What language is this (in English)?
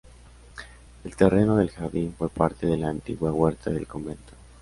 Spanish